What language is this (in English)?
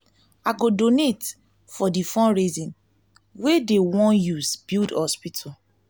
Nigerian Pidgin